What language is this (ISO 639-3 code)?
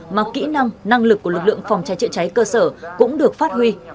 vie